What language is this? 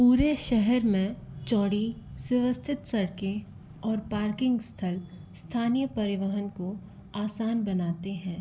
Hindi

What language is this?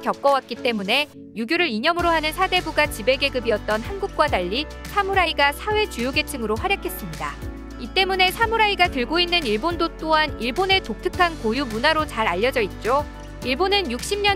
Korean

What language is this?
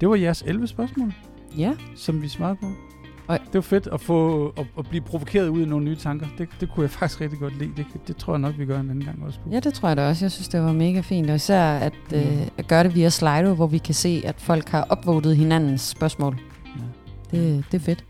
Danish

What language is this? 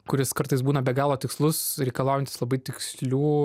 Lithuanian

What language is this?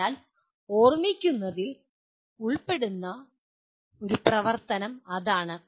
Malayalam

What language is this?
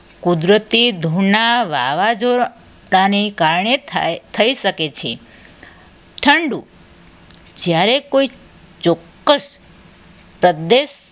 Gujarati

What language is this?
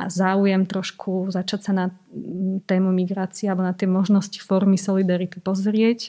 Slovak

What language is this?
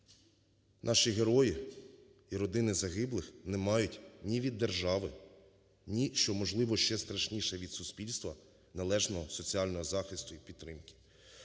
Ukrainian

